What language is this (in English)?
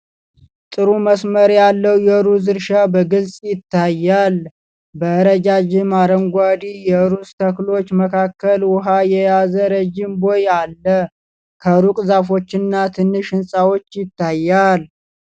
Amharic